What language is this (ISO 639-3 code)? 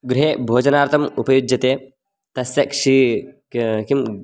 san